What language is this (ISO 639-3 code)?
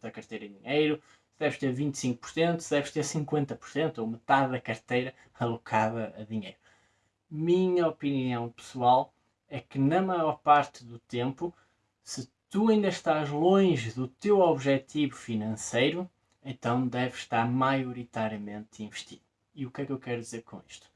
por